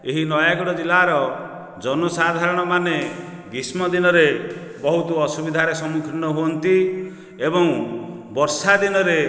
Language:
Odia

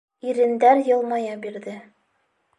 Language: Bashkir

